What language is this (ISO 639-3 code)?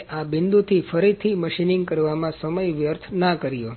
guj